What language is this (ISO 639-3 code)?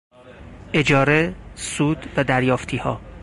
fas